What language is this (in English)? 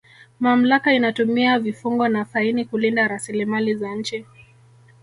Swahili